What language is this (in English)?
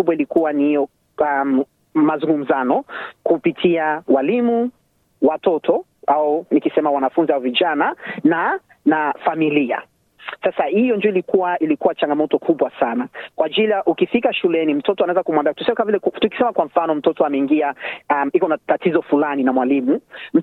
Swahili